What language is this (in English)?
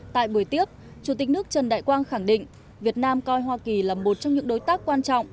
Vietnamese